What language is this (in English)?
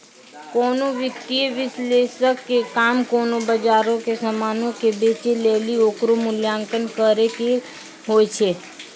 Maithili